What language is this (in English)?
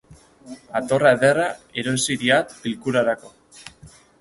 Basque